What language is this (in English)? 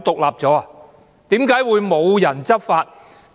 Cantonese